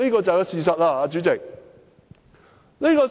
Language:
Cantonese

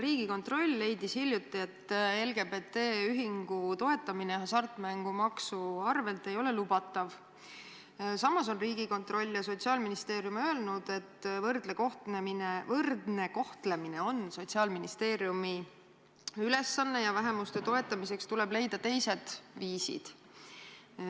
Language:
Estonian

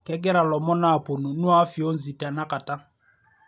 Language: Masai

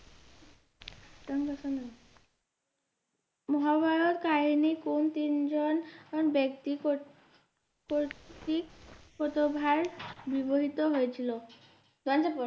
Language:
Bangla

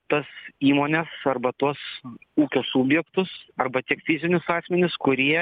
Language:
Lithuanian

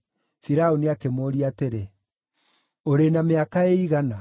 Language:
Kikuyu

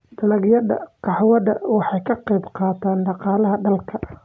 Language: Somali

